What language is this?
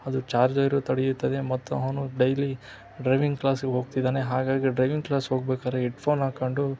Kannada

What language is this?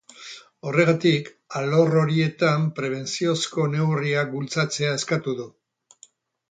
Basque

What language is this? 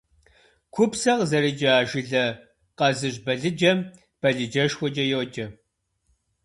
Kabardian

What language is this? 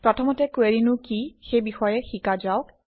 Assamese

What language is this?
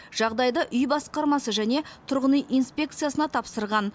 Kazakh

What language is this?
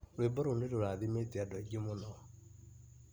Kikuyu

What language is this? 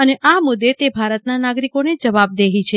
Gujarati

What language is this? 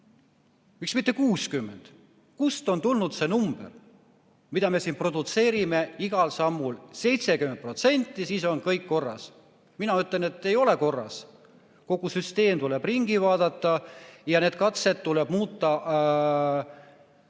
Estonian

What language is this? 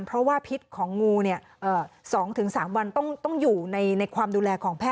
Thai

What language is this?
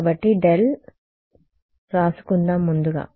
Telugu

